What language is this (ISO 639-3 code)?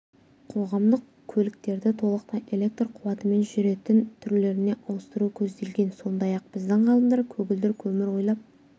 kaz